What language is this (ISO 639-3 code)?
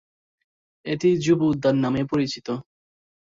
ben